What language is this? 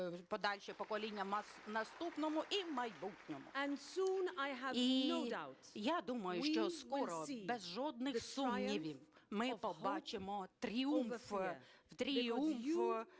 Ukrainian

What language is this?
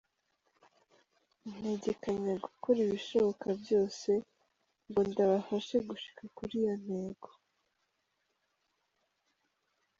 Kinyarwanda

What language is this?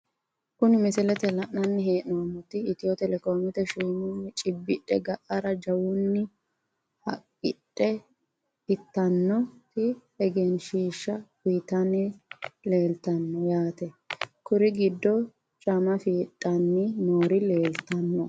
Sidamo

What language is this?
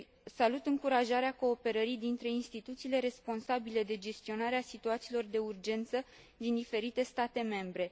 Romanian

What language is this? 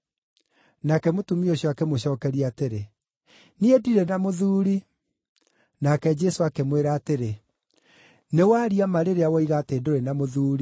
Kikuyu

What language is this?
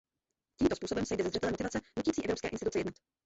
Czech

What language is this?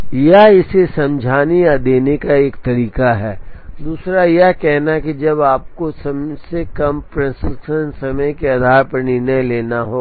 Hindi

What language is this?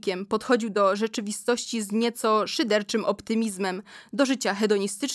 Polish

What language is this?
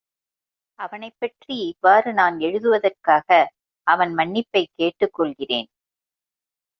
Tamil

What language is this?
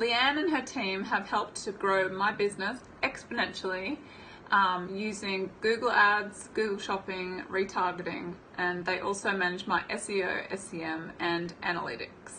English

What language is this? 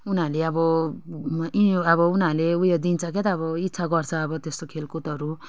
Nepali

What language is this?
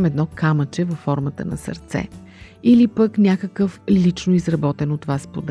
Bulgarian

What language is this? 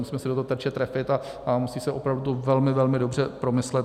Czech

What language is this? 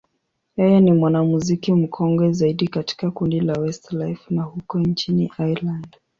Swahili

